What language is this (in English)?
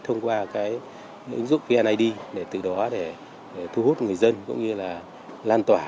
Vietnamese